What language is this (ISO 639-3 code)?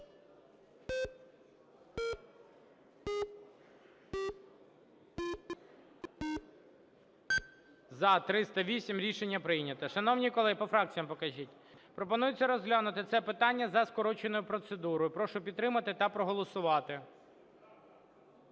ukr